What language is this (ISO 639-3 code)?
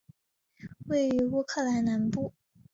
zho